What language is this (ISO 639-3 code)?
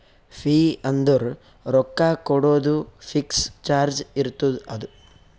kan